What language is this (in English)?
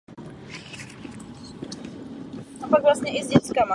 Czech